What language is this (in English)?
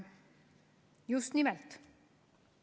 Estonian